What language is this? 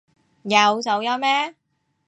Cantonese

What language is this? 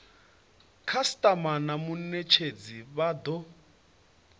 Venda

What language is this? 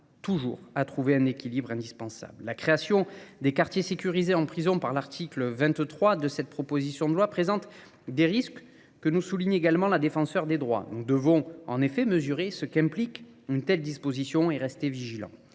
French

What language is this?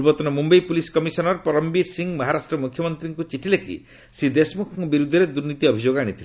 Odia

